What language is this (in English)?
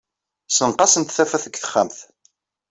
Kabyle